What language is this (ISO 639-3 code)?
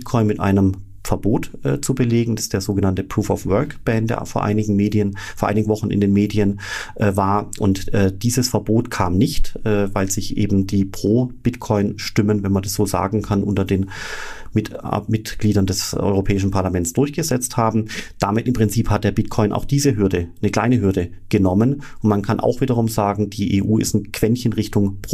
deu